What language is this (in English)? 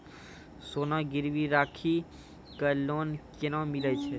Maithili